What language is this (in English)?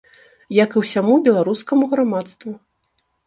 Belarusian